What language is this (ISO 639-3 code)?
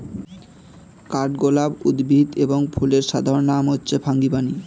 ben